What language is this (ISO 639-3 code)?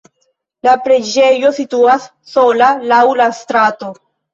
epo